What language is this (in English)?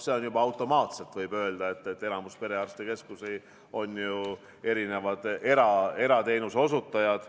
Estonian